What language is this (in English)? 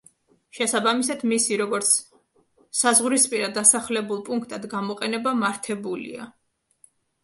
Georgian